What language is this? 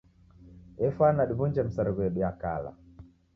Taita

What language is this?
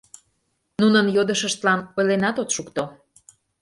Mari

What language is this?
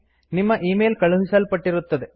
Kannada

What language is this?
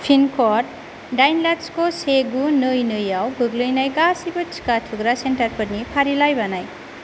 Bodo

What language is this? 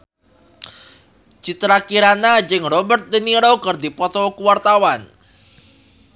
Sundanese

